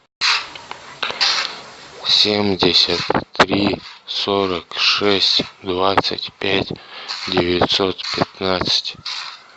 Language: Russian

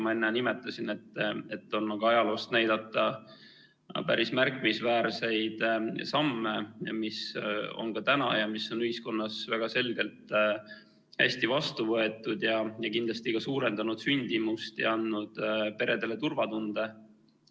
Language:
Estonian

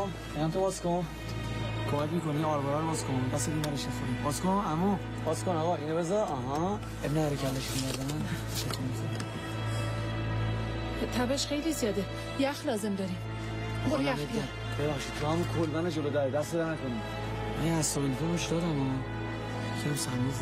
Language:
Persian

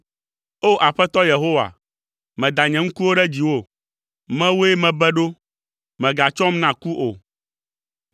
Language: Ewe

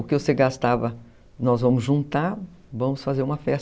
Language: Portuguese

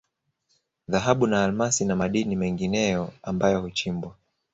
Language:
Swahili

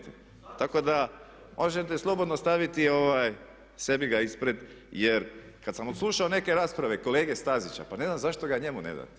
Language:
Croatian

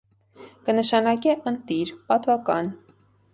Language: Armenian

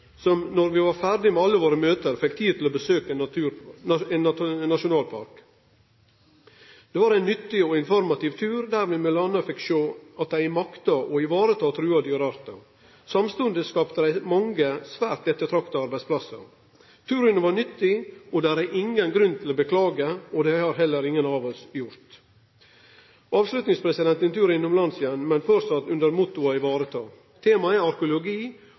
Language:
Norwegian Nynorsk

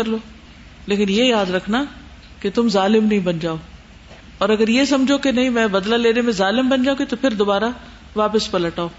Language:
Urdu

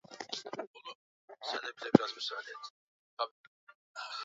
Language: Swahili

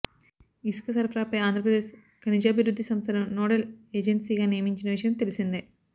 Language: Telugu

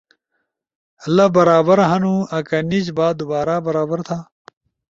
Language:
Ushojo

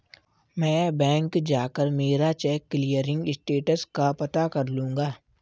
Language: Hindi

